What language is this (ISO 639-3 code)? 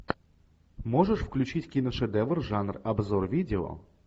rus